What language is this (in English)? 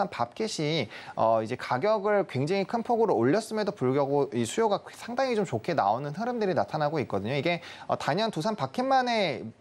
Korean